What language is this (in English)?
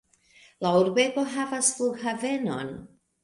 Esperanto